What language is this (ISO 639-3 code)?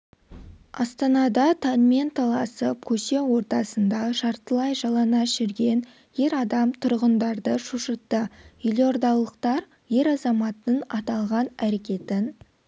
kaz